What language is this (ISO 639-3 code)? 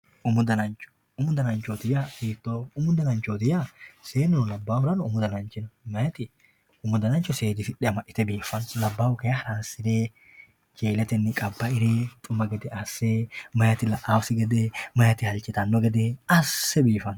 sid